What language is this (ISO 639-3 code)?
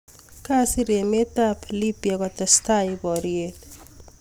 kln